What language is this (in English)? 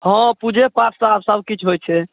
Maithili